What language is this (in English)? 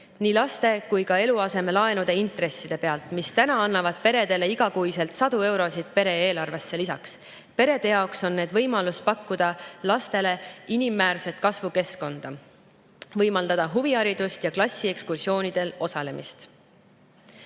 Estonian